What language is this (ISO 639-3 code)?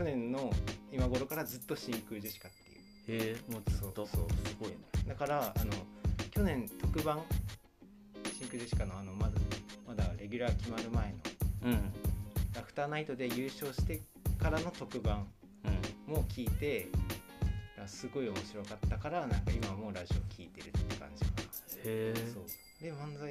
jpn